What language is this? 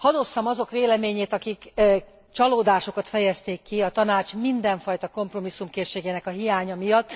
Hungarian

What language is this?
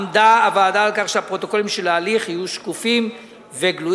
Hebrew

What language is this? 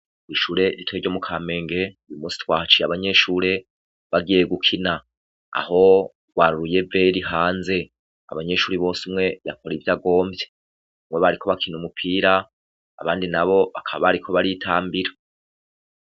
Rundi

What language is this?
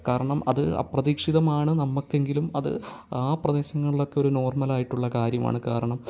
Malayalam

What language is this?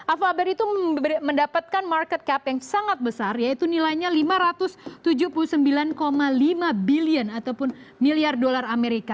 Indonesian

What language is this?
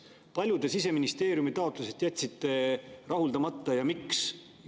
Estonian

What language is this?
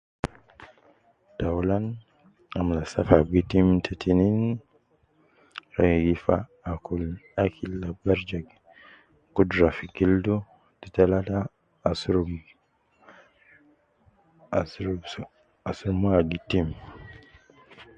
Nubi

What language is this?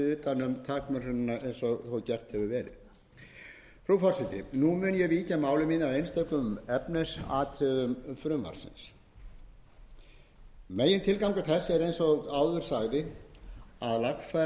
Icelandic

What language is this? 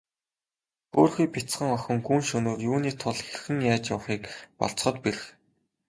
Mongolian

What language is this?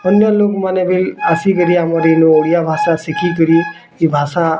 Odia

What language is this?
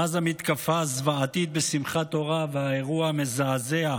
Hebrew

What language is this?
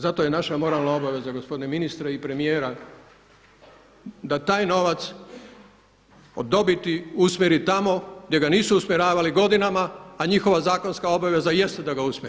Croatian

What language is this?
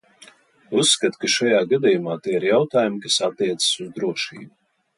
Latvian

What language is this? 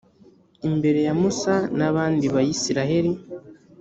Kinyarwanda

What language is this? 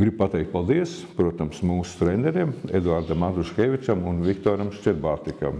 Latvian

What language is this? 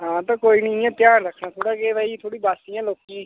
Dogri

